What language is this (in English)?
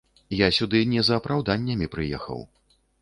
Belarusian